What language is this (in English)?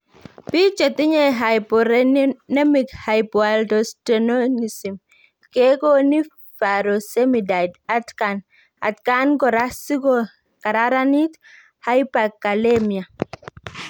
Kalenjin